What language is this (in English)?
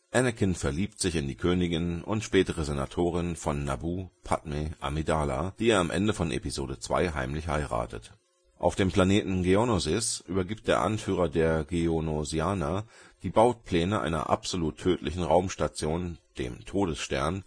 German